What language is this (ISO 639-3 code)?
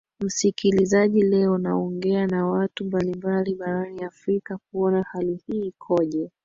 swa